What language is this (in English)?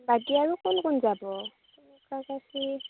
Assamese